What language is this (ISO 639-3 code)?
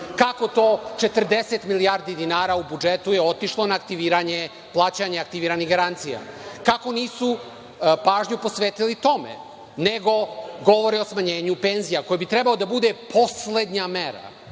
srp